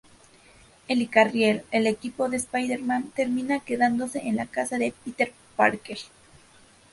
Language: Spanish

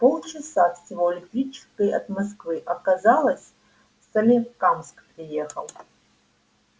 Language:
Russian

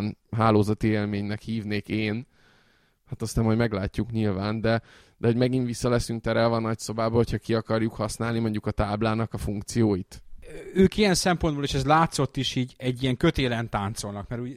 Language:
Hungarian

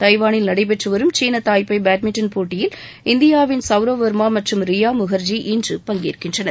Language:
Tamil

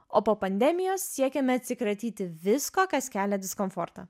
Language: Lithuanian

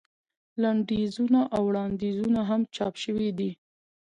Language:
Pashto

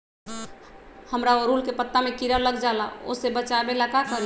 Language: Magahi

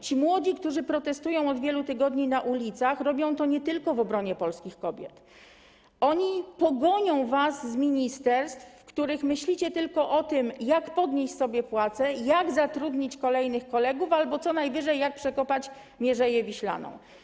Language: Polish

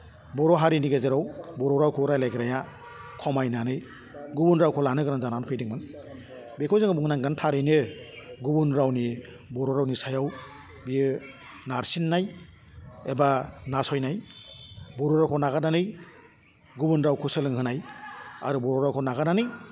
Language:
Bodo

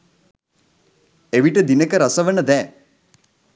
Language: Sinhala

